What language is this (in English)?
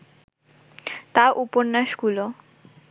Bangla